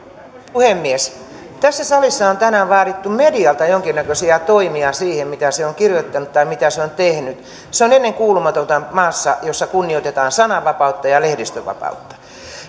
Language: Finnish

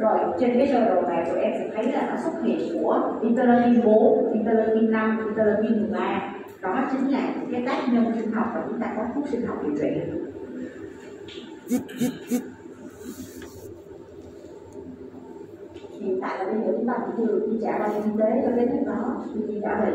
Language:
Vietnamese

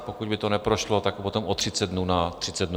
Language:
Czech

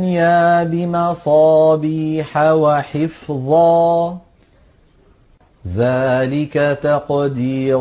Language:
Arabic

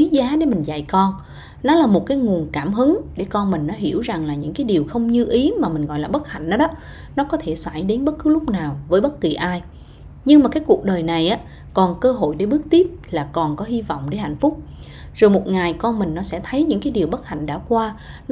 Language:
Vietnamese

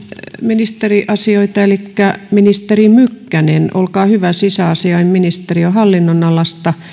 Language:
Finnish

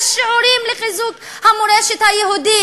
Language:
Hebrew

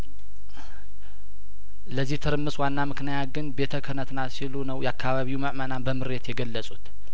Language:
Amharic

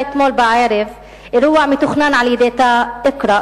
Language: Hebrew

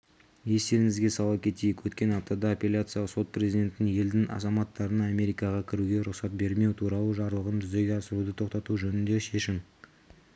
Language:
Kazakh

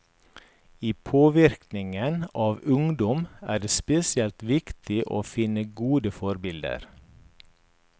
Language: Norwegian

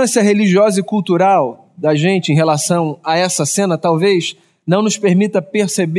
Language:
Portuguese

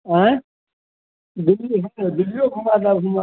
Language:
Maithili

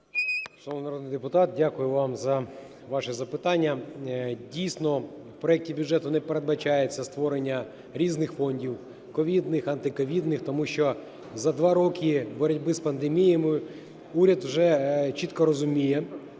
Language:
Ukrainian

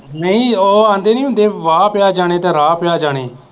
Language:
Punjabi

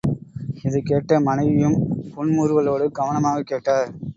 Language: Tamil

